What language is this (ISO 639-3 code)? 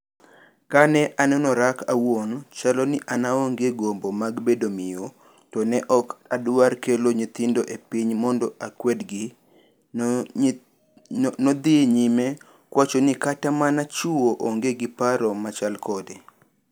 luo